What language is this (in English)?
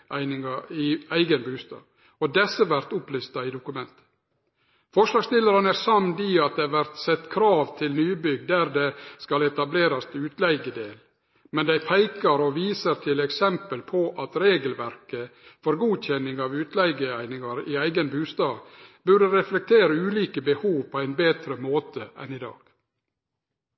Norwegian Nynorsk